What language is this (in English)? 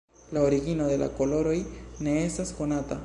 Esperanto